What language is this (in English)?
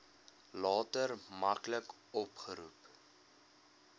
Afrikaans